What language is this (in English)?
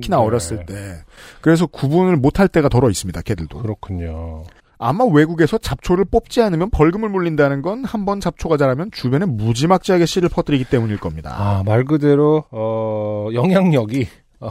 Korean